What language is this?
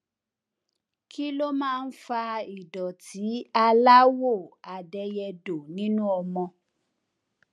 Yoruba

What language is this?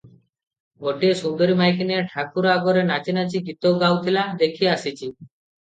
Odia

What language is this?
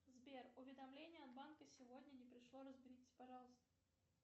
Russian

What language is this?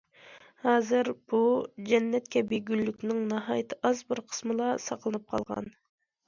Uyghur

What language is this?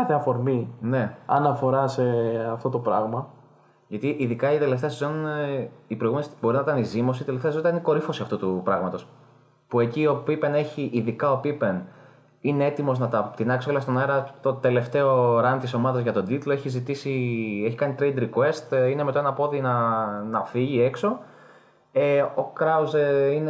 Greek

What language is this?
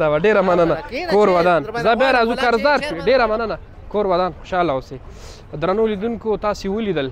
Arabic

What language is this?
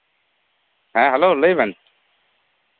Santali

